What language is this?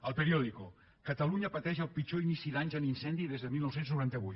Catalan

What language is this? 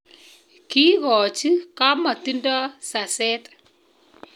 Kalenjin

